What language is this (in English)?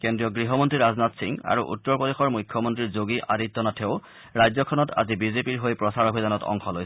Assamese